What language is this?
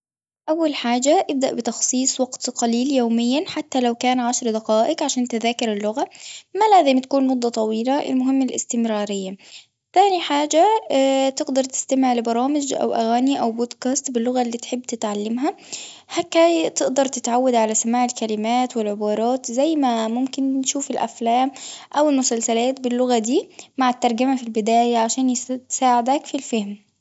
Tunisian Arabic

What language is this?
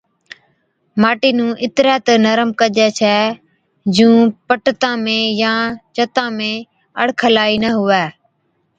Od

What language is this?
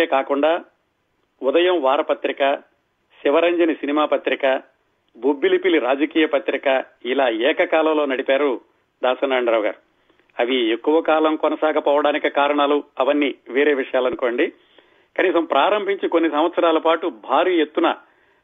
Telugu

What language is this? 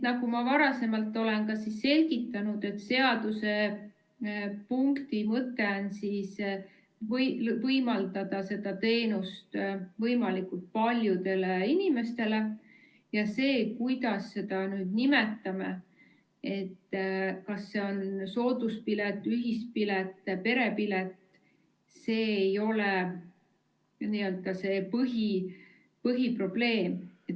Estonian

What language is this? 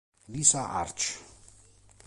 Italian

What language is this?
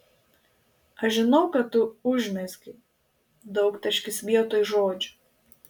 Lithuanian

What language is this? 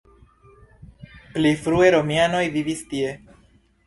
Esperanto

